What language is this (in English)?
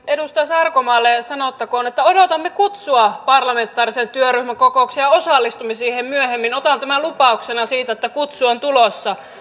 Finnish